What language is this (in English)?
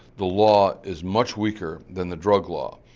English